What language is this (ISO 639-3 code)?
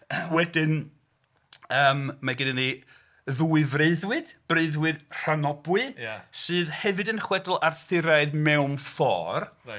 cym